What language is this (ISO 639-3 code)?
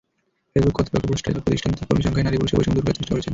ben